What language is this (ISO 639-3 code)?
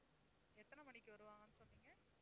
tam